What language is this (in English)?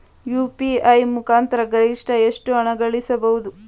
Kannada